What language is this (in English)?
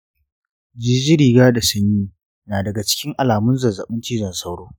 Hausa